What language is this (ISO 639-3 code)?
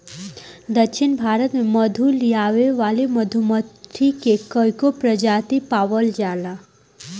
bho